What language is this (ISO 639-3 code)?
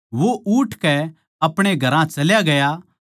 bgc